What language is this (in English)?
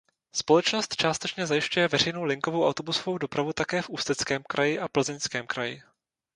Czech